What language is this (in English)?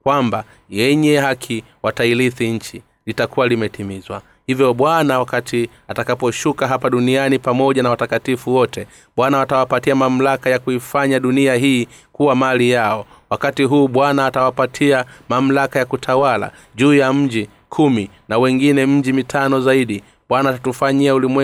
Swahili